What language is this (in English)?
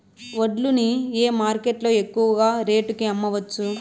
Telugu